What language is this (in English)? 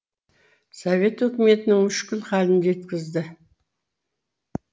Kazakh